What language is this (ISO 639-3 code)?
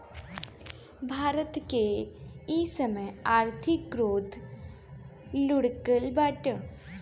bho